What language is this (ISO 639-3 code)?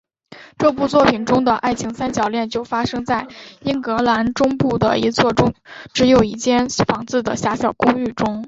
zho